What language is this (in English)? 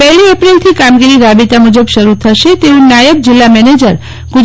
Gujarati